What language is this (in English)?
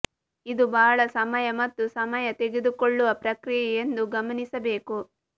Kannada